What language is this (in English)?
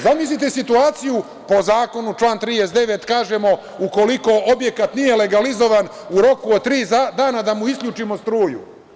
Serbian